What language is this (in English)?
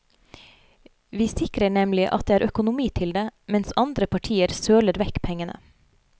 Norwegian